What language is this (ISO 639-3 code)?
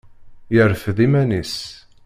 kab